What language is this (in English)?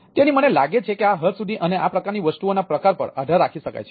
Gujarati